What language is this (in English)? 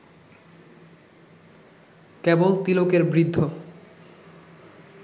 Bangla